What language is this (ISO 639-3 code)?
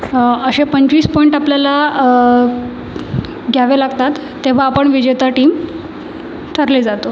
mar